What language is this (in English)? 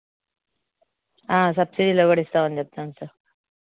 Telugu